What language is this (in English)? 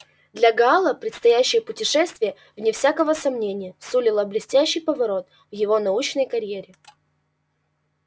Russian